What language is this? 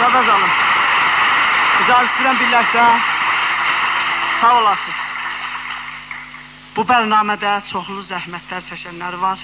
Turkish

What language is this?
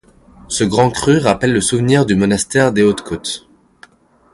French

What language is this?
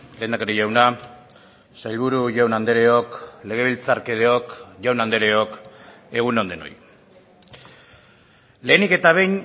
Basque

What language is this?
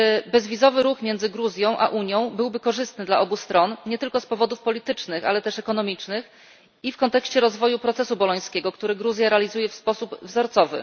Polish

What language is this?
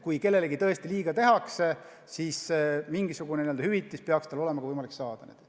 Estonian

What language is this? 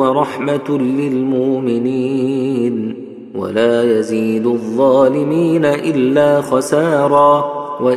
Arabic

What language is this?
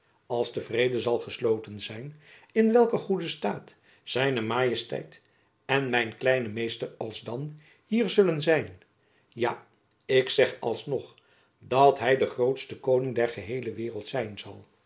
Dutch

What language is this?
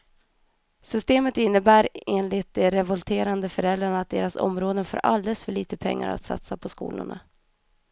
Swedish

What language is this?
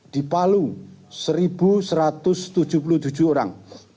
Indonesian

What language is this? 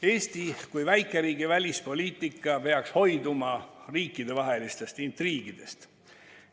Estonian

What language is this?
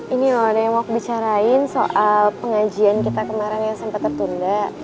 Indonesian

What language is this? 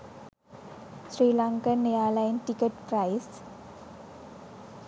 Sinhala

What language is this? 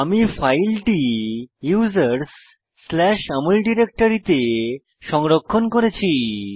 Bangla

